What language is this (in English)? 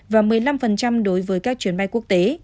Vietnamese